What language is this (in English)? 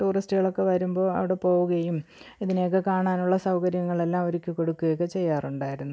Malayalam